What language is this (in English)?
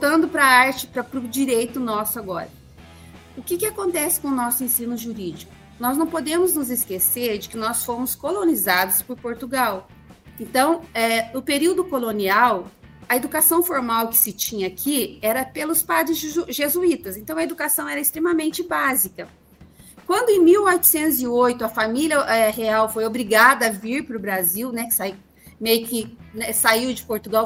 Portuguese